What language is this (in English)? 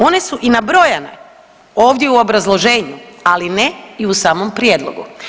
Croatian